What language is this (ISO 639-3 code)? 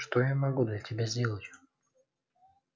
rus